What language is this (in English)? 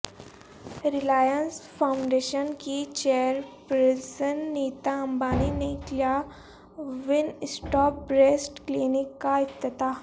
Urdu